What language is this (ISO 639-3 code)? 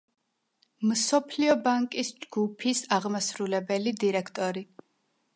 kat